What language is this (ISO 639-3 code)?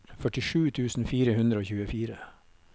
nor